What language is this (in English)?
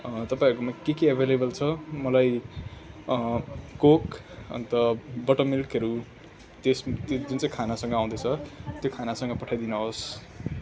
Nepali